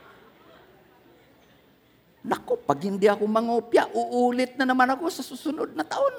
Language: Filipino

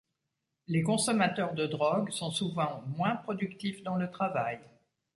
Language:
French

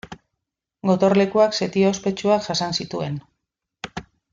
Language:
Basque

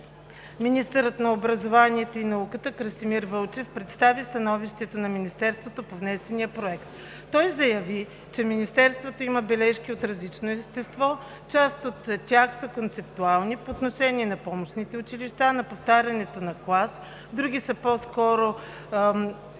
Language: Bulgarian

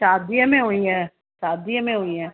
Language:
Sindhi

